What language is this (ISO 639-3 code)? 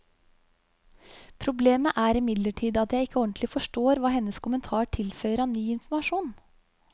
nor